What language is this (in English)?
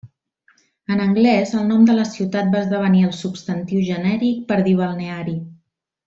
Catalan